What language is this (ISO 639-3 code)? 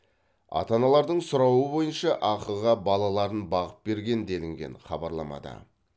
kaz